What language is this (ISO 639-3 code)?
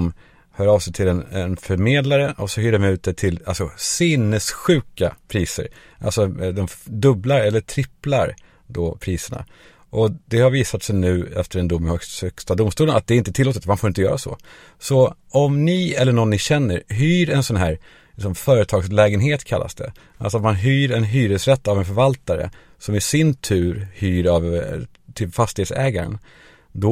swe